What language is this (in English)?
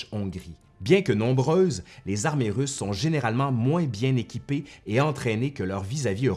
French